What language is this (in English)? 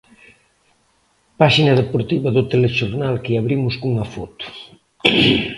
Galician